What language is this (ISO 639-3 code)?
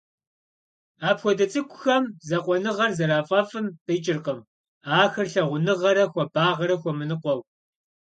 kbd